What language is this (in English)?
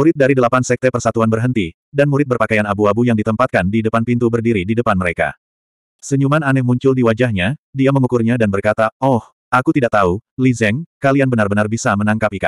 Indonesian